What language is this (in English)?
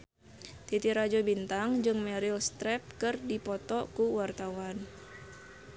Sundanese